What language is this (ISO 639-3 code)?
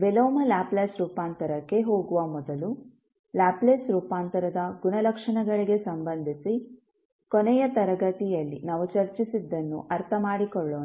kan